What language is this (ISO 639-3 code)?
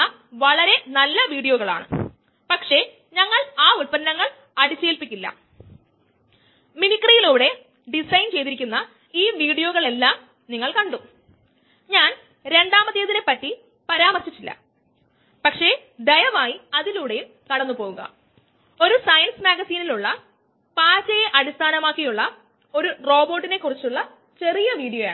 mal